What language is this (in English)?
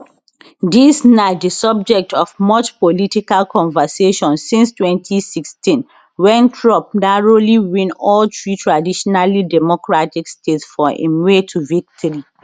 Nigerian Pidgin